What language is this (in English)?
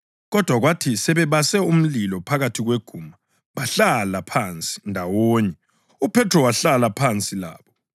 North Ndebele